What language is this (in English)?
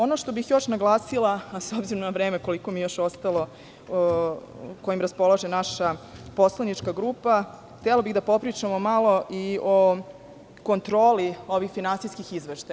Serbian